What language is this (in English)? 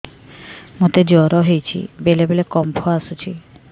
Odia